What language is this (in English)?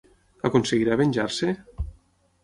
Catalan